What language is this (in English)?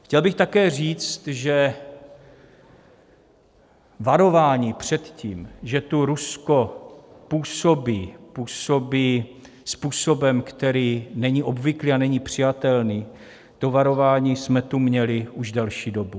Czech